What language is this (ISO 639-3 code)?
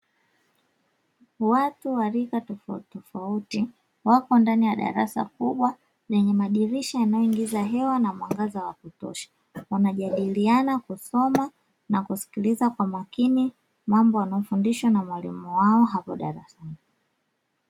swa